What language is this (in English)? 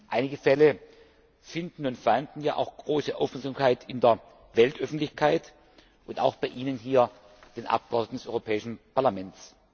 German